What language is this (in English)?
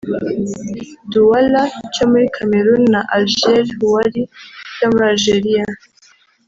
Kinyarwanda